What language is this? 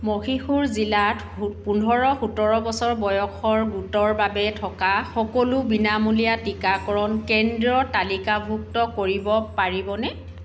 Assamese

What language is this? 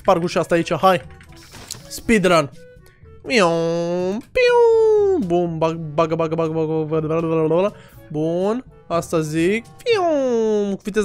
Romanian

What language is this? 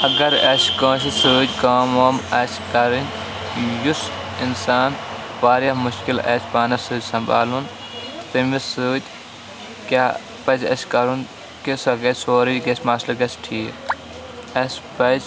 Kashmiri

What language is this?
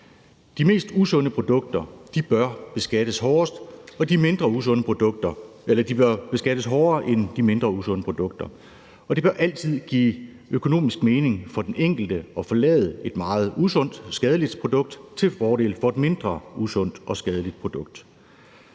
Danish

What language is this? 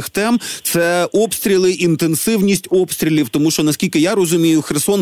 Ukrainian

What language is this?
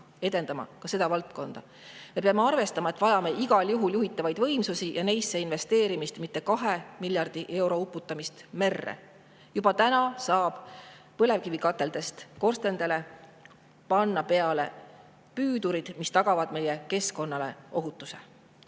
Estonian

